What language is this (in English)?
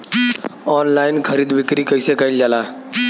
Bhojpuri